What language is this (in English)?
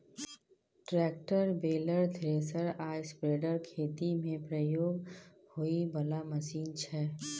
Maithili